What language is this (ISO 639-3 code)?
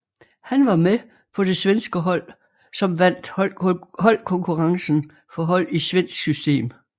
dan